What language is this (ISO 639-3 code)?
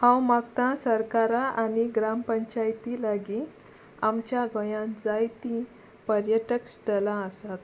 kok